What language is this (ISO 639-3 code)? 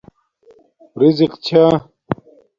dmk